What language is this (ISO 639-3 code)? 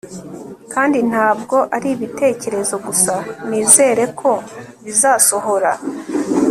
kin